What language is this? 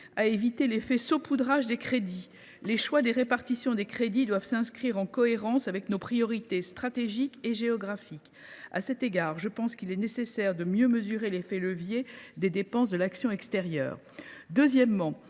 French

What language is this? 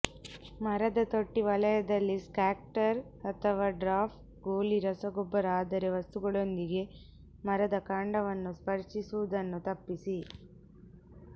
Kannada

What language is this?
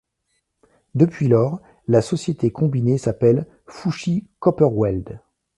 French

